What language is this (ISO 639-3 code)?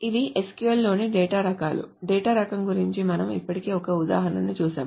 tel